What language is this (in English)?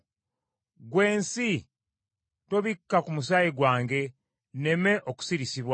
Ganda